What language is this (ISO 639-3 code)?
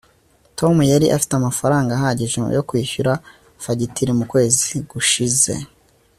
kin